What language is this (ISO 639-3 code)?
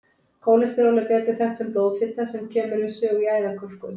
isl